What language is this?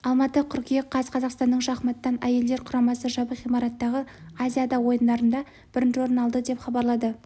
Kazakh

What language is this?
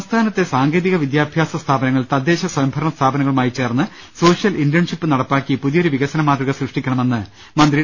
Malayalam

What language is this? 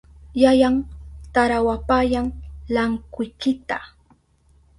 Southern Pastaza Quechua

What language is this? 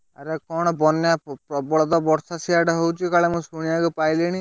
Odia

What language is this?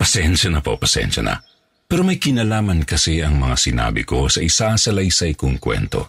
Filipino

